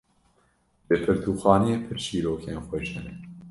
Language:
Kurdish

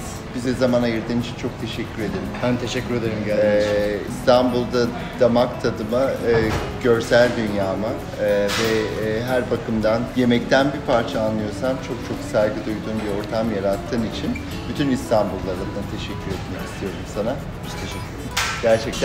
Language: Turkish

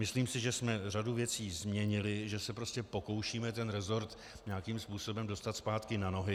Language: Czech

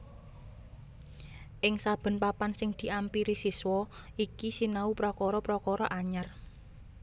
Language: Javanese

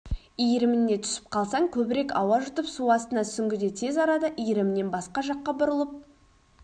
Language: Kazakh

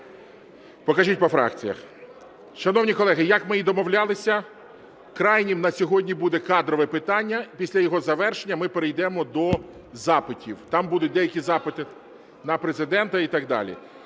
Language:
Ukrainian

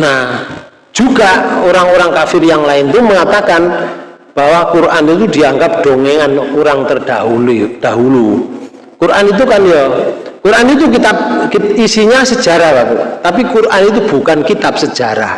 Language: Indonesian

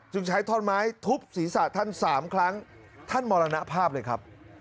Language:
Thai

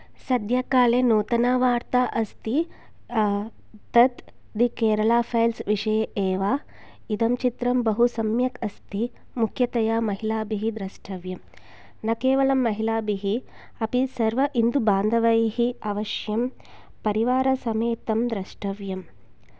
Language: Sanskrit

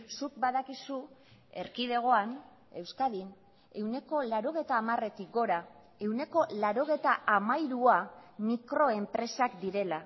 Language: Basque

